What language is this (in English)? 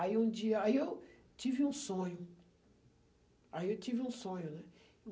Portuguese